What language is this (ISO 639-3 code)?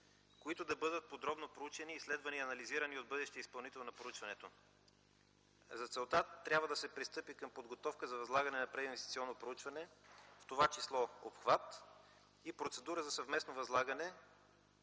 bul